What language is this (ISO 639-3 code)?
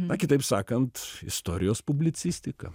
lit